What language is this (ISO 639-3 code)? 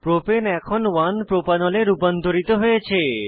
ben